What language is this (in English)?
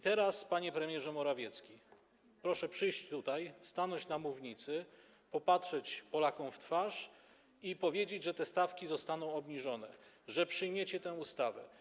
Polish